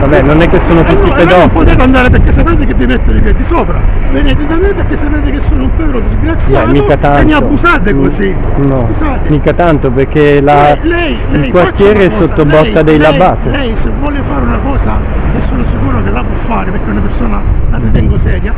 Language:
Italian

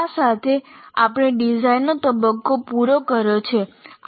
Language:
Gujarati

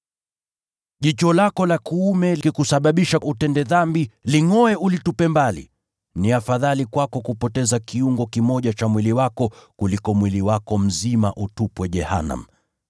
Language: Swahili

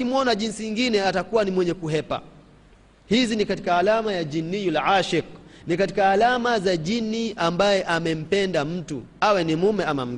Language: Swahili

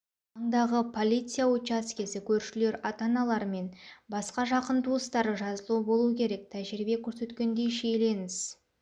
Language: Kazakh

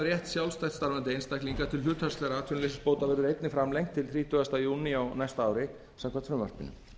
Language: Icelandic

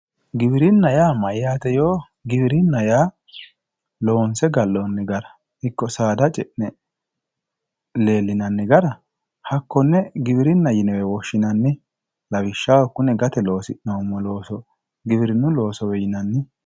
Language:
Sidamo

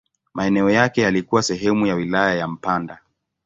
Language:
Swahili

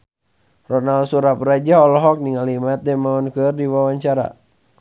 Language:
Sundanese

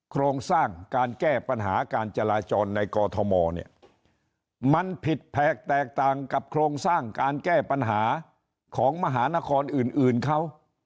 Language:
Thai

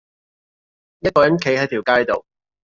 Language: Cantonese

